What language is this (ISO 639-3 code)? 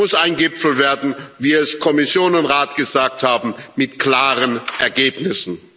deu